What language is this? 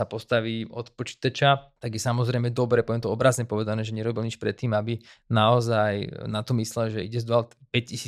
Slovak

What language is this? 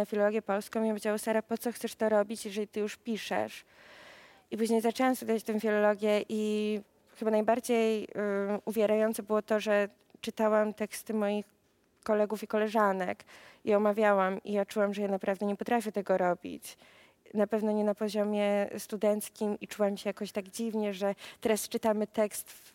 Polish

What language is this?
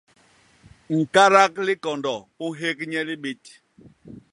Basaa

